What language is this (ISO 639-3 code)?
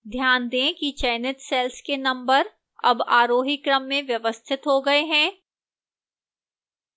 hin